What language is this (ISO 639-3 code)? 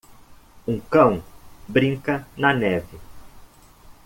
por